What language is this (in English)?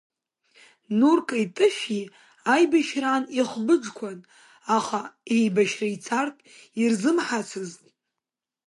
Abkhazian